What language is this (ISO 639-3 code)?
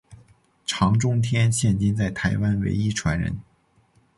zho